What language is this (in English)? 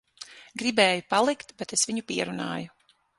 Latvian